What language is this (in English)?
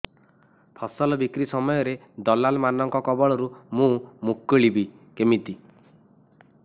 Odia